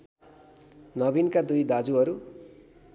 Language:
Nepali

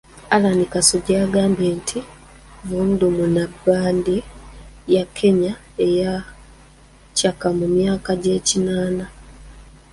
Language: Ganda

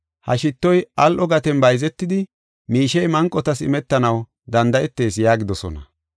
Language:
Gofa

